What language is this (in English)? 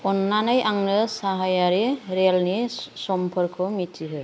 Bodo